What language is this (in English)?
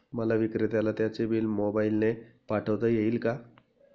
Marathi